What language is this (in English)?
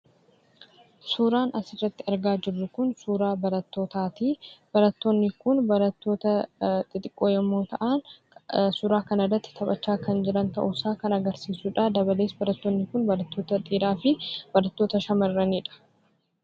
Oromo